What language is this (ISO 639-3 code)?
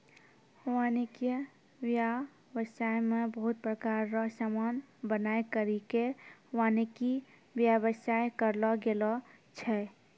mai